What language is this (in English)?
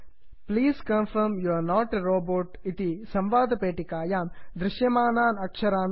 Sanskrit